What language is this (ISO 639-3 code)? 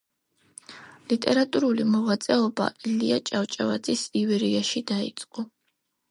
kat